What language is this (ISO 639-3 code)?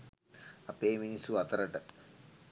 sin